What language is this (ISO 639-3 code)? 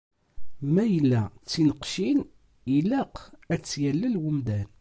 kab